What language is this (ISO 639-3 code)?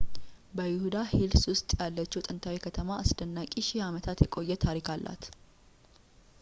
amh